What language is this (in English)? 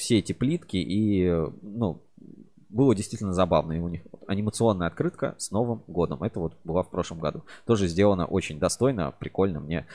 Russian